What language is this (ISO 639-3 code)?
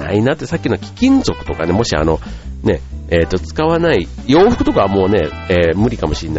jpn